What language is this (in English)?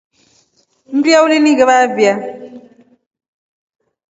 Rombo